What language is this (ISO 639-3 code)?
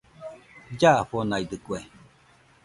hux